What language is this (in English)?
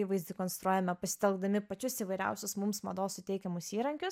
Lithuanian